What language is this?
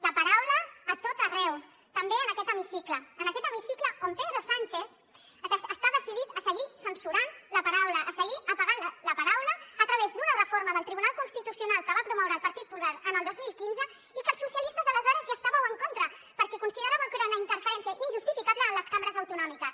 Catalan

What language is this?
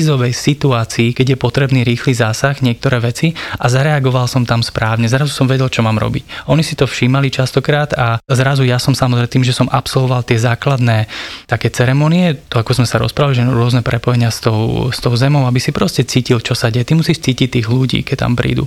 Slovak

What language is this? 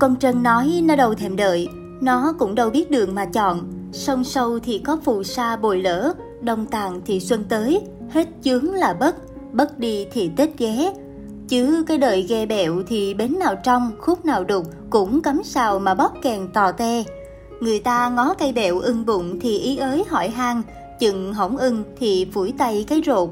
Vietnamese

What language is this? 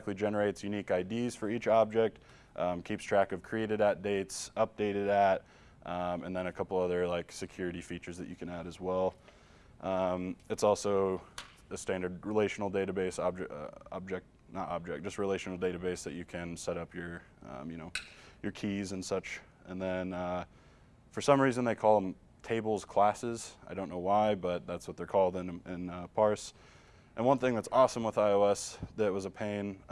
English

